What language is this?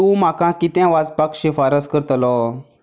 Konkani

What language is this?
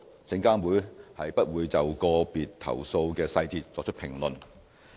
Cantonese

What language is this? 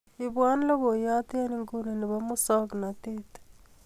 Kalenjin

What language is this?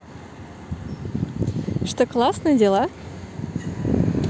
Russian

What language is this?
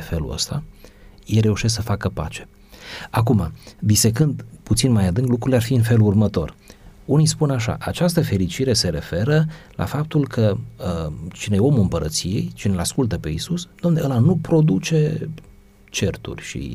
Romanian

